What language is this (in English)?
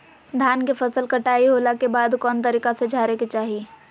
Magahi